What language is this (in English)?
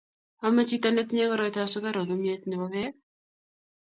Kalenjin